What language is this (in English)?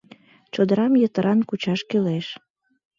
Mari